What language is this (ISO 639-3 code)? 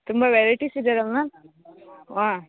kan